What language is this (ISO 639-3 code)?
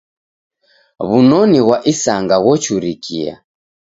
dav